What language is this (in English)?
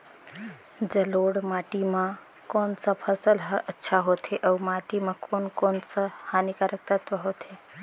Chhattisgarhi